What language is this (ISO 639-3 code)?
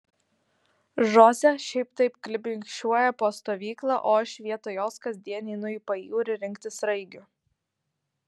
lit